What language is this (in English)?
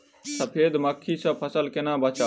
Maithili